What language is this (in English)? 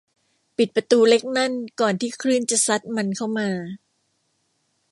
Thai